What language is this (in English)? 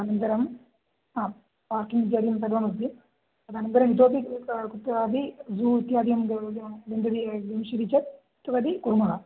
Sanskrit